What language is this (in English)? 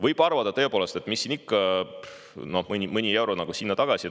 Estonian